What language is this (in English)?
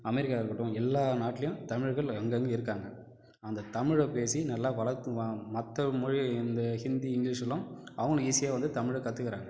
Tamil